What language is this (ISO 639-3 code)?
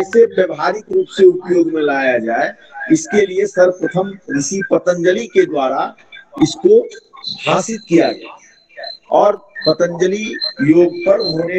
hin